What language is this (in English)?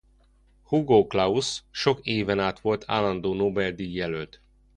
Hungarian